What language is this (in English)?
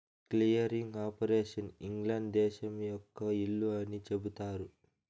Telugu